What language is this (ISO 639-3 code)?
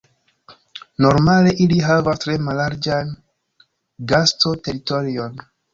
epo